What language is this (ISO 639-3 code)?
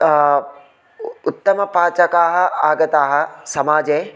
san